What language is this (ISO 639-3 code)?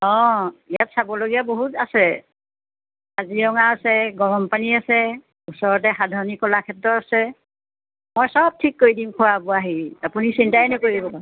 asm